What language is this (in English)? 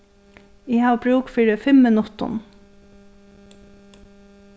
Faroese